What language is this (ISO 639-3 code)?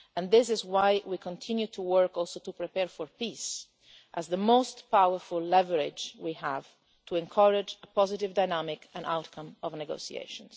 eng